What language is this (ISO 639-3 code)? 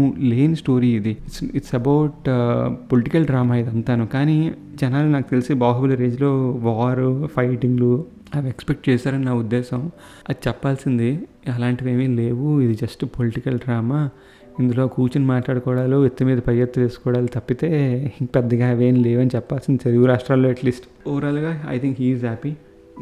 tel